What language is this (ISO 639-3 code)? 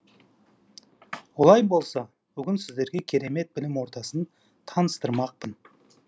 kaz